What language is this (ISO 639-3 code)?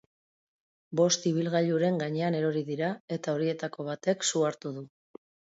eus